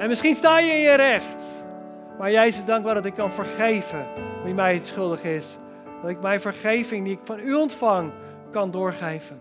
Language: Dutch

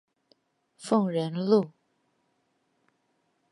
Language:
Chinese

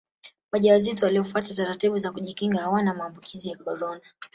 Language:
Swahili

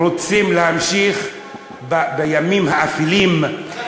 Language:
Hebrew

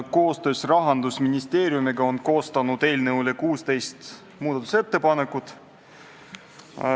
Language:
Estonian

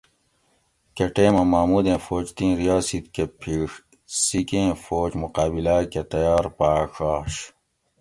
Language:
Gawri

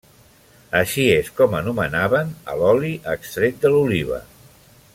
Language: Catalan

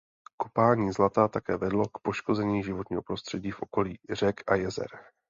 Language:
Czech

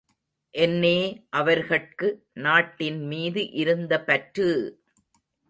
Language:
Tamil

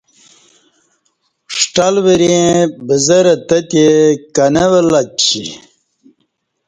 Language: Kati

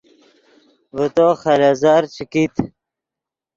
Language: Yidgha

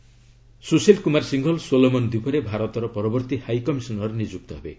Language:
Odia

